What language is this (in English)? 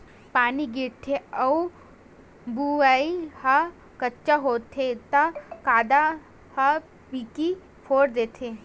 Chhattisgarhi